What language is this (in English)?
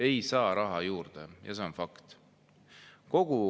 Estonian